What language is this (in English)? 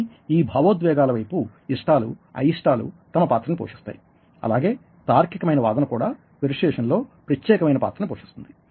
Telugu